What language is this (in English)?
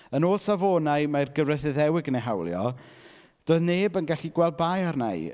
Welsh